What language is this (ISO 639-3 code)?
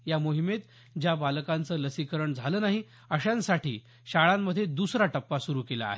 mar